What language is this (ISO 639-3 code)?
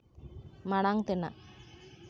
sat